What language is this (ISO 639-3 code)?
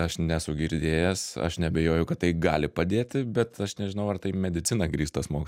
lit